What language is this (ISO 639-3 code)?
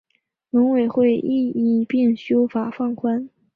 zho